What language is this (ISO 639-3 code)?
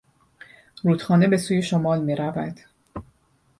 fas